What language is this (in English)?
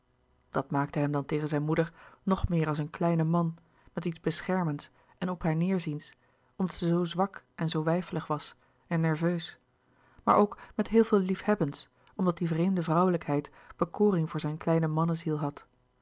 Dutch